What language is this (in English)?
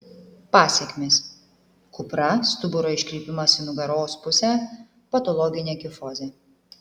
Lithuanian